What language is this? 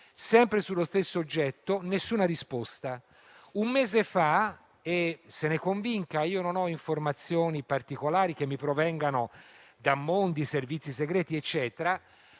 Italian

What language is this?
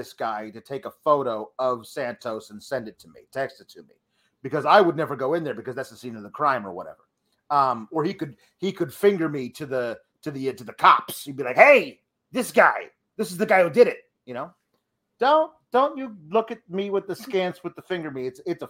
English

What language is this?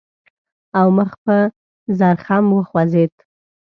Pashto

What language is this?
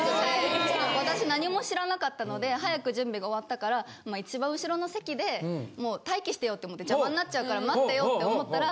Japanese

